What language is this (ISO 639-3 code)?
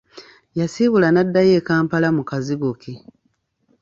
lug